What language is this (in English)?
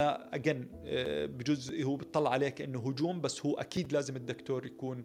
Arabic